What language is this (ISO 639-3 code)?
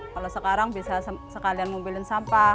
ind